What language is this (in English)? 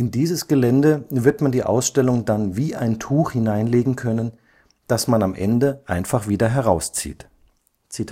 German